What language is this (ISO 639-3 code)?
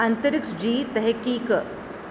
snd